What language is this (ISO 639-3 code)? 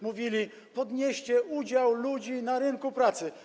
pol